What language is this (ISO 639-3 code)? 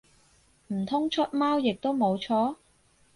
yue